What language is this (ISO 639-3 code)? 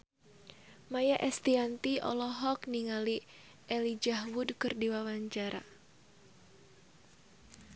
sun